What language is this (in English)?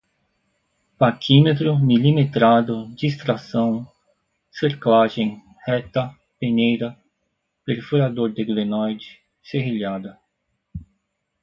Portuguese